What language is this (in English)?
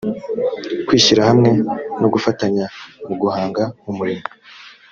Kinyarwanda